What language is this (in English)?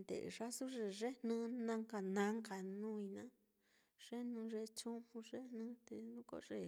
Mitlatongo Mixtec